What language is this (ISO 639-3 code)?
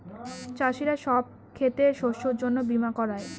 ben